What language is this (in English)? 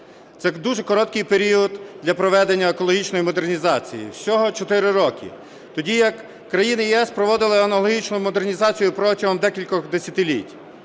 Ukrainian